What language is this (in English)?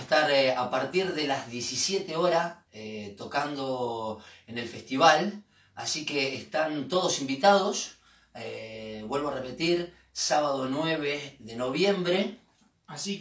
Spanish